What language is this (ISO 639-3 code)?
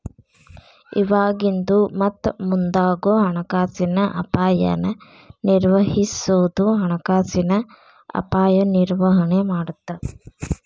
kan